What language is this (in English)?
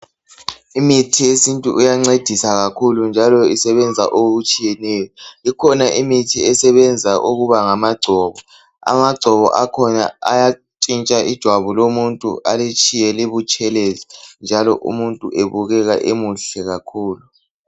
North Ndebele